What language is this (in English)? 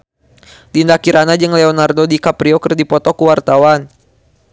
Sundanese